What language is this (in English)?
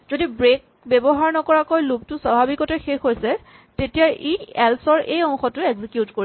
Assamese